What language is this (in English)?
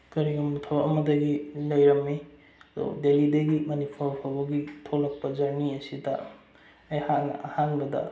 Manipuri